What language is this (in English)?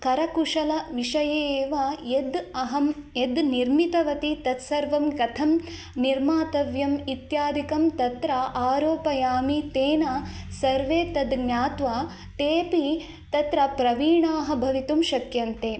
Sanskrit